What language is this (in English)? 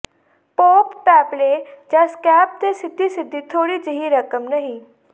Punjabi